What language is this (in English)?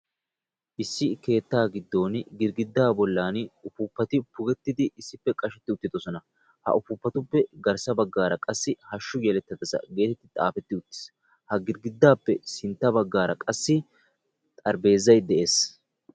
Wolaytta